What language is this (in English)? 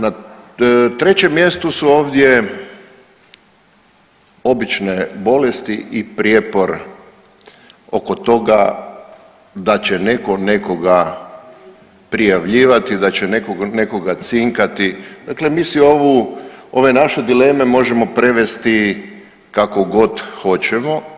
Croatian